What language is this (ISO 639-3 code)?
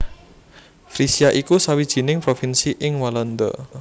jav